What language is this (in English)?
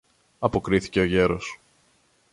Greek